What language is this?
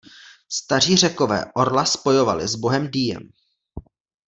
Czech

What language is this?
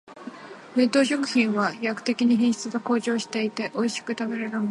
Japanese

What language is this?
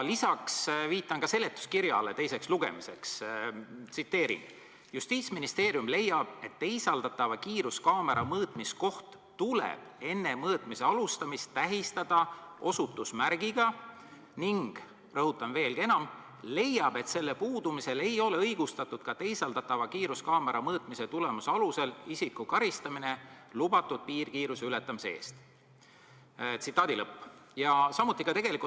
Estonian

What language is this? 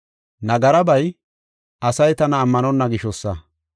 Gofa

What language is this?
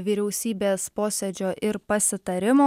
Lithuanian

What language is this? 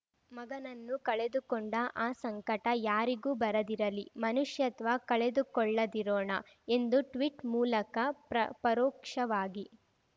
Kannada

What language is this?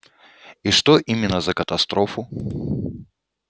Russian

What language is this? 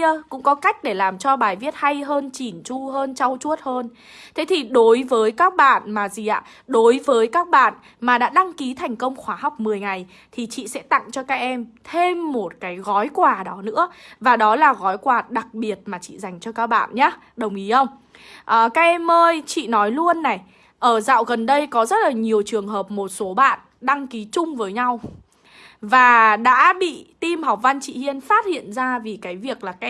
Vietnamese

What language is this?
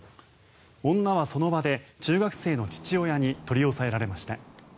Japanese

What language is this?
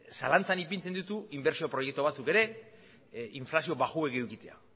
Basque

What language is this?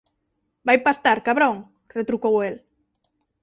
Galician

